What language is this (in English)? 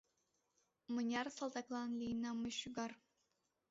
Mari